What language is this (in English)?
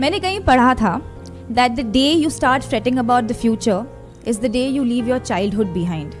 Hindi